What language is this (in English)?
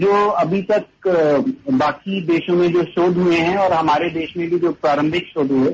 Hindi